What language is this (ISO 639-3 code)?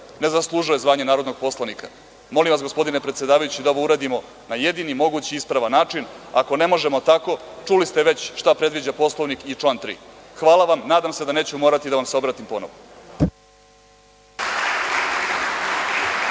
srp